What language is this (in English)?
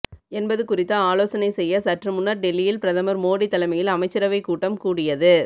Tamil